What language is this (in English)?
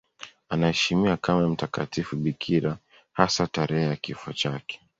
Swahili